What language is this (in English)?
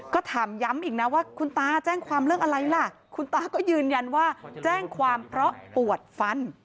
Thai